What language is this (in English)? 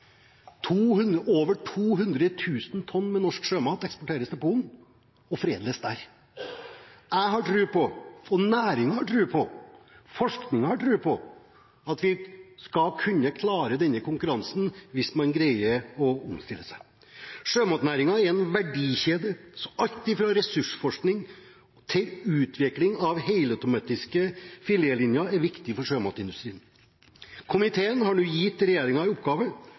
Norwegian Bokmål